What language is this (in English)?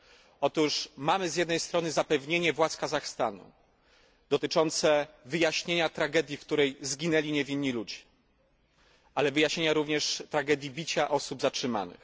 Polish